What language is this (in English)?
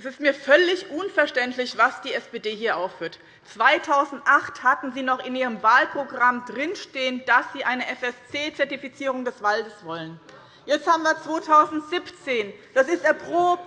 German